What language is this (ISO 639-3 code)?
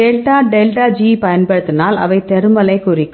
tam